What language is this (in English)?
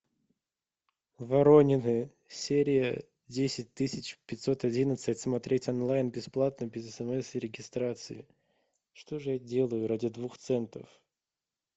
Russian